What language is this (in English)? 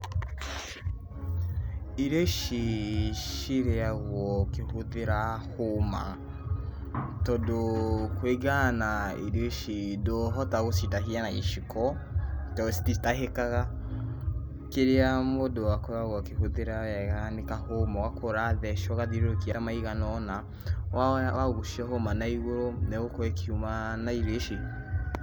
Kikuyu